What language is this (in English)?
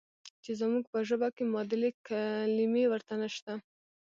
Pashto